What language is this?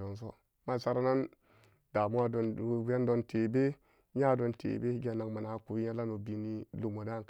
Samba Daka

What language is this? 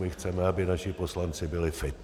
Czech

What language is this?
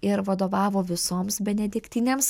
Lithuanian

